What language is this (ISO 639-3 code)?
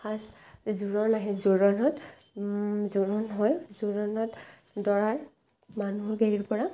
asm